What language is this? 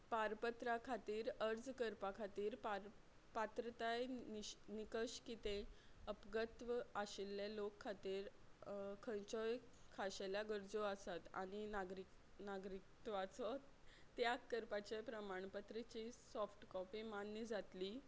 Konkani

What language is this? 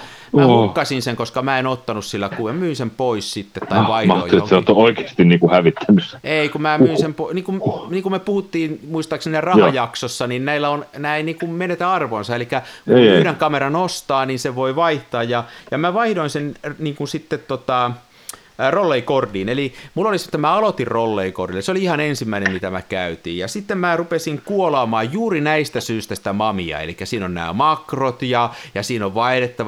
Finnish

